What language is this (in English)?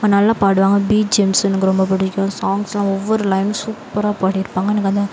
Tamil